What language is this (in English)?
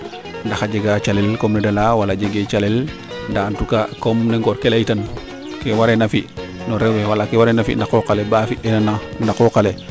Serer